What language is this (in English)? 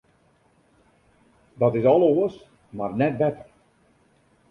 Western Frisian